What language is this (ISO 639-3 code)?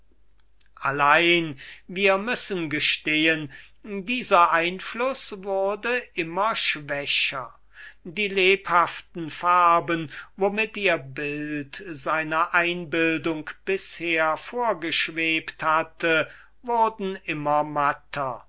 deu